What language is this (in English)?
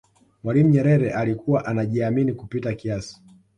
Swahili